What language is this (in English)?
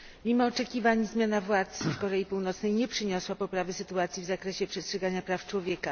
Polish